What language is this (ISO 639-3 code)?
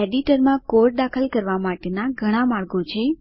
guj